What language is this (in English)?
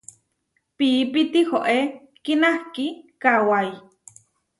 Huarijio